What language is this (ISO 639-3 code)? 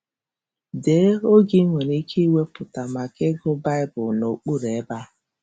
ibo